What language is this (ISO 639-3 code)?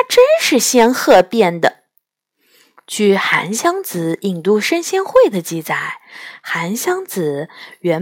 zho